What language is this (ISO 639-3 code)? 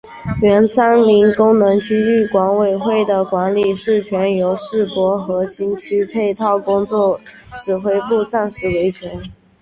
zho